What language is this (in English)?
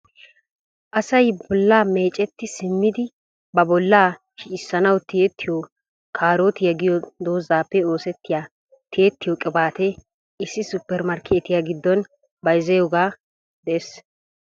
Wolaytta